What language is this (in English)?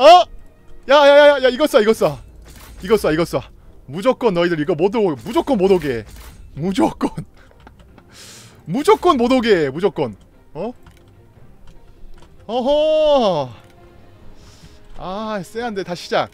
Korean